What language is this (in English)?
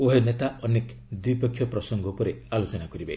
Odia